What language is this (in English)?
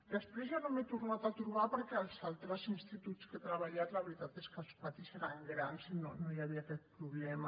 Catalan